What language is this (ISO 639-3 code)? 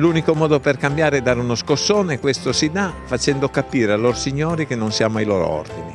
ita